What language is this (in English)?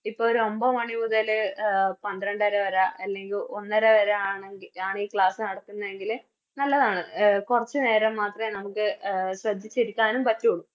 Malayalam